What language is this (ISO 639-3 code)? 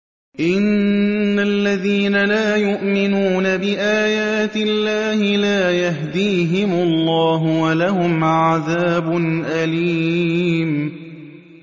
ara